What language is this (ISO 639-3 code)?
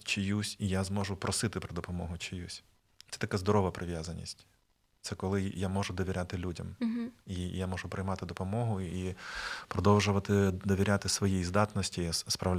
ukr